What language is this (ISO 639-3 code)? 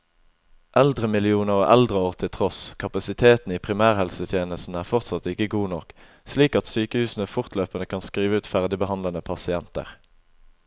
nor